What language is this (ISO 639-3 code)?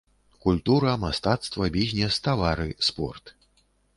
bel